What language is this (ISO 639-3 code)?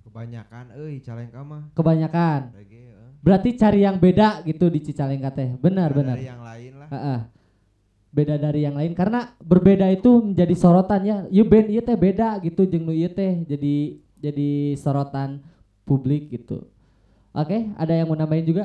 ind